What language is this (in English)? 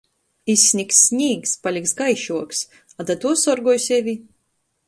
Latgalian